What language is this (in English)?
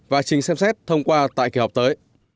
Vietnamese